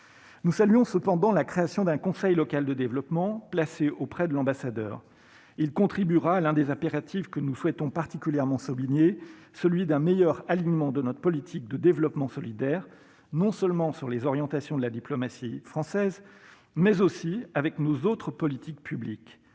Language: French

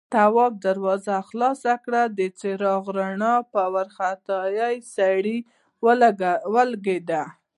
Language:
Pashto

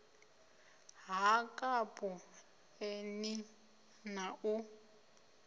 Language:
Venda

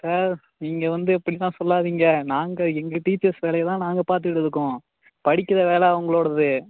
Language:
Tamil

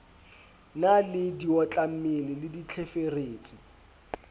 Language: Southern Sotho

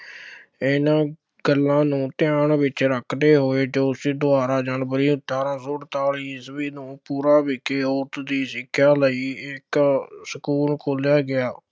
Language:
Punjabi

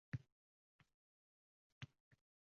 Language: Uzbek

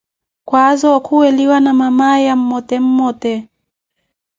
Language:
Koti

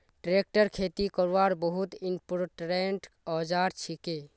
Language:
Magahi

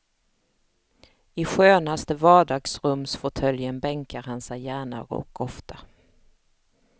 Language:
Swedish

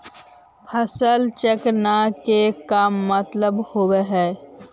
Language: Magahi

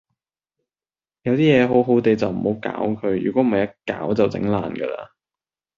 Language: Cantonese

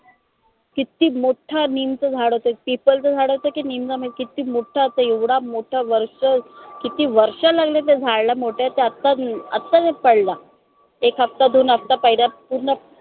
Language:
Marathi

